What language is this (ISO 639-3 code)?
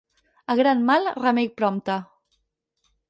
cat